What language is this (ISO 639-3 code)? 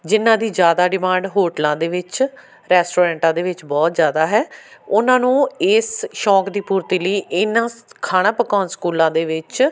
pan